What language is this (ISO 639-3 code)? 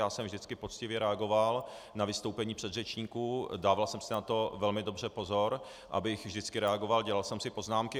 ces